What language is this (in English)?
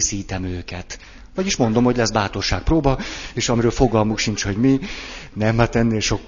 Hungarian